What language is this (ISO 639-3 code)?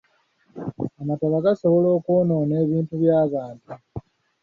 lug